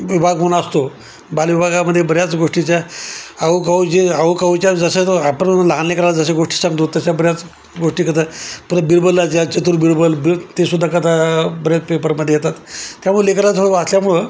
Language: Marathi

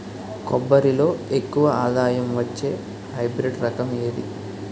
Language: Telugu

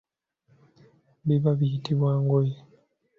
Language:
Ganda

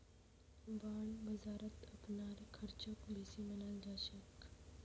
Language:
Magahi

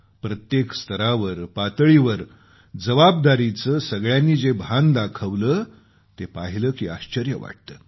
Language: Marathi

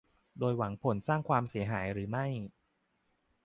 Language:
Thai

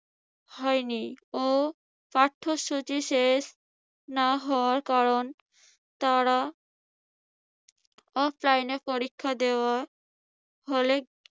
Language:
Bangla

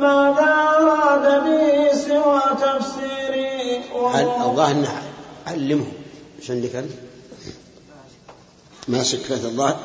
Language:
Arabic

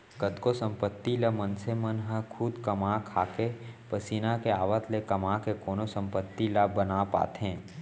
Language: Chhattisgarhi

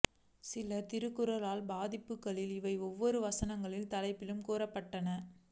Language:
Tamil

